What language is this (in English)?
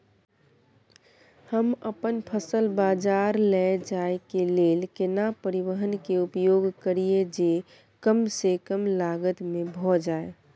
Maithili